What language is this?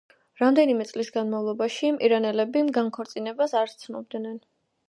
Georgian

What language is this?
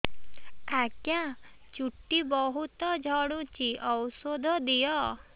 Odia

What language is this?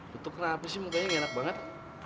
Indonesian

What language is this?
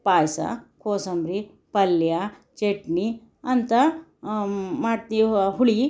Kannada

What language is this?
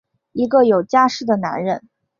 Chinese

